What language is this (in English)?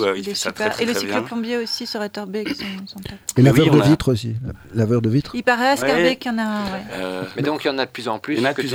French